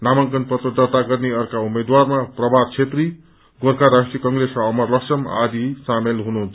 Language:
Nepali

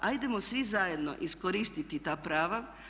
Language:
Croatian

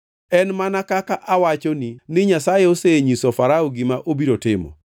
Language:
Luo (Kenya and Tanzania)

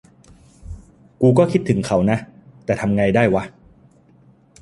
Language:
Thai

